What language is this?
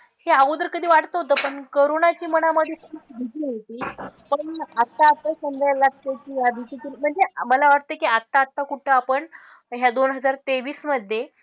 Marathi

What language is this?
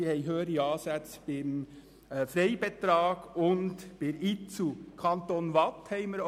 Swiss German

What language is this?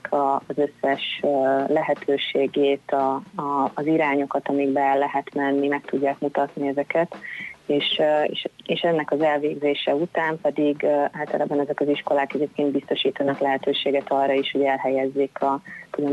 Hungarian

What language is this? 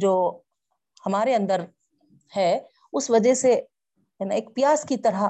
Urdu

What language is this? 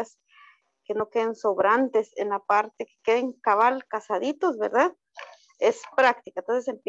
Spanish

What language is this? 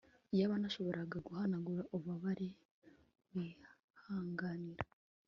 Kinyarwanda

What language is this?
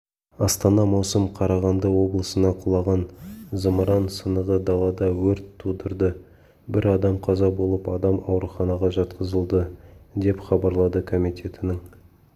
Kazakh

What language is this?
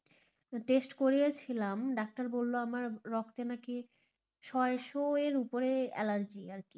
Bangla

